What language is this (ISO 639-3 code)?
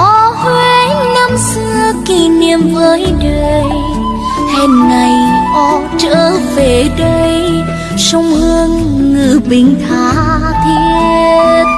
vie